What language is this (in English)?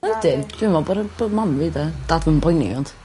Welsh